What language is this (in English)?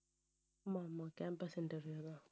Tamil